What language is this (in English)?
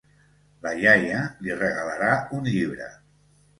Catalan